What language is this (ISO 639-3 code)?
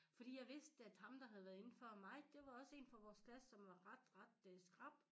dan